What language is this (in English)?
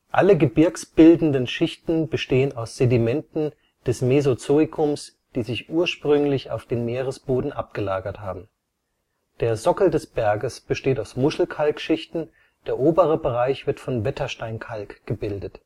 German